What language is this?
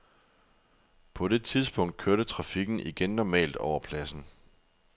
Danish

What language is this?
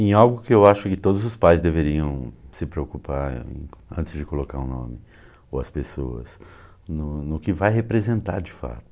Portuguese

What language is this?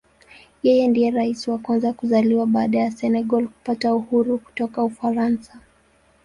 Swahili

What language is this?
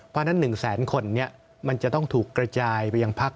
Thai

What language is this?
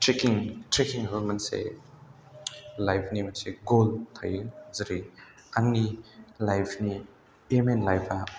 Bodo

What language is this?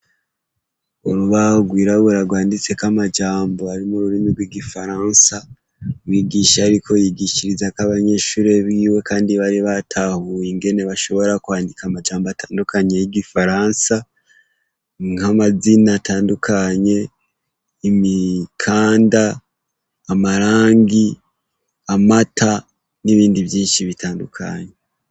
Rundi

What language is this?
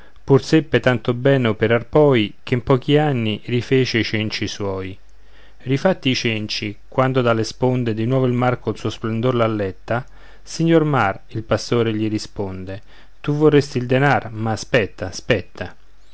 Italian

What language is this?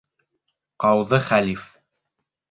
Bashkir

